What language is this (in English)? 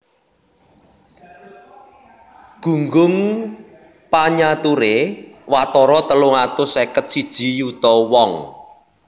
Javanese